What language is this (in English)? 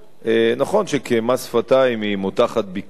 Hebrew